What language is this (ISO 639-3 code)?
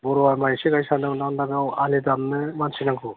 brx